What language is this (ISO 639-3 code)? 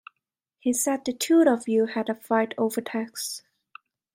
eng